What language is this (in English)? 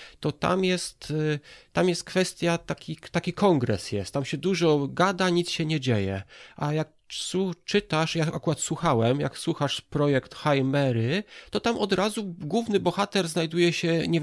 Polish